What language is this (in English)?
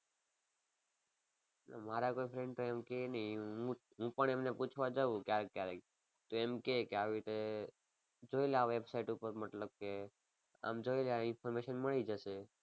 Gujarati